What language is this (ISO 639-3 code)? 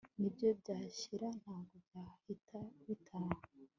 kin